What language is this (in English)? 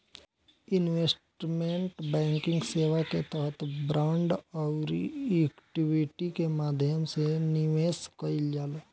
Bhojpuri